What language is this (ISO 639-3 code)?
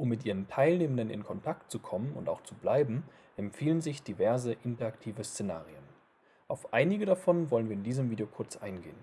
deu